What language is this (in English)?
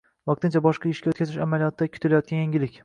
Uzbek